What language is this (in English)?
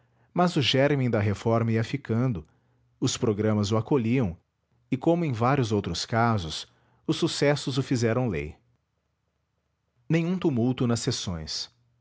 Portuguese